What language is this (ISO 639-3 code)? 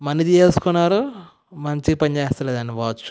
tel